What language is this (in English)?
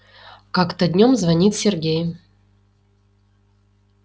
Russian